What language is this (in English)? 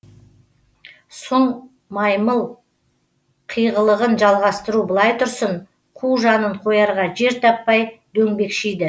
Kazakh